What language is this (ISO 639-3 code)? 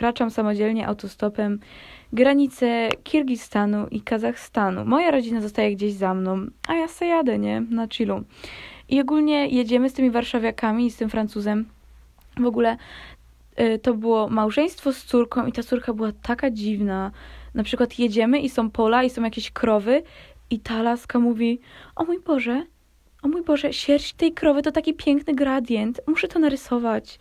pol